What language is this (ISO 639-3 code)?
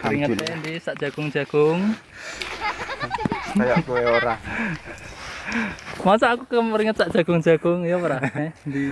ind